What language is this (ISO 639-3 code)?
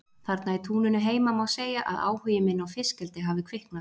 isl